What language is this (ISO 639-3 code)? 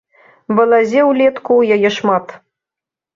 bel